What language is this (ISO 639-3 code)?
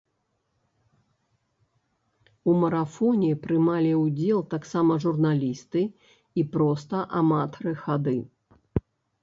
bel